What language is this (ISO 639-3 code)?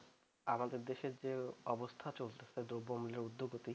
ben